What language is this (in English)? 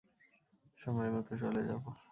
Bangla